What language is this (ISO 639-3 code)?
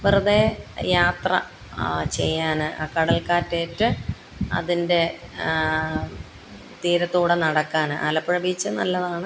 mal